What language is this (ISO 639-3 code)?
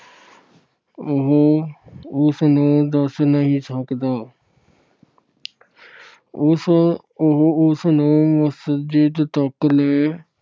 pan